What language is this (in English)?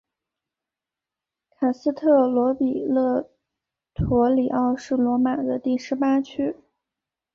Chinese